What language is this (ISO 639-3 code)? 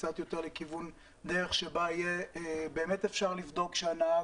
heb